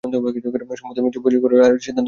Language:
Bangla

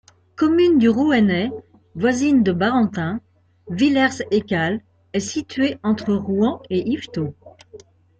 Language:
French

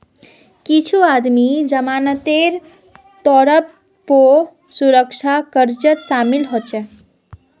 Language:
Magahi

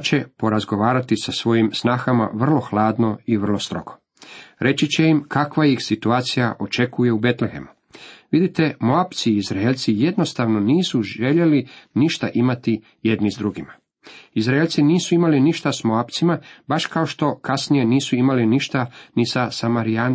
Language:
Croatian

